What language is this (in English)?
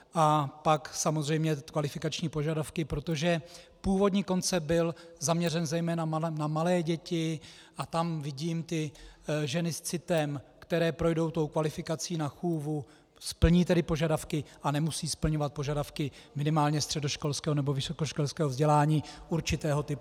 Czech